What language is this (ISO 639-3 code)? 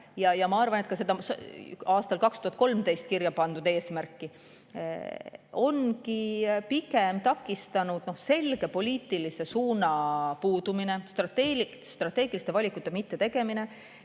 est